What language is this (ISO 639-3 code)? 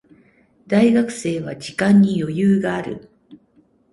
jpn